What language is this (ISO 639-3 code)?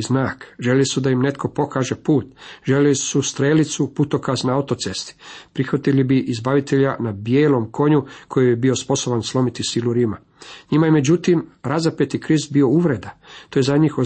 hrv